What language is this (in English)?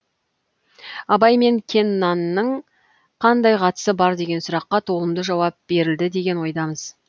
Kazakh